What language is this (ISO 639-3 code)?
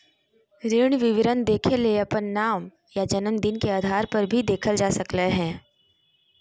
mag